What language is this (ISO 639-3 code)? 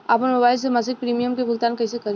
bho